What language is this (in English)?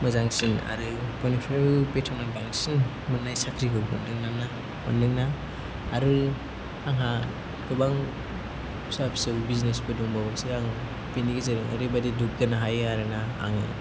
Bodo